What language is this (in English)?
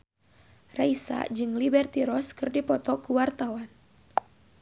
Sundanese